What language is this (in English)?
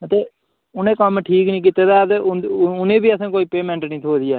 Dogri